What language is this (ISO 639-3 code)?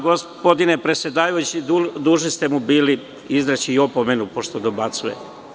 srp